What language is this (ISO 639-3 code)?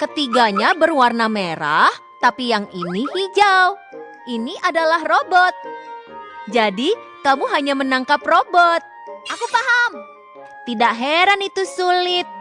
ind